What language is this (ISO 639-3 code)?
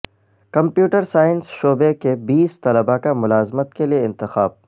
urd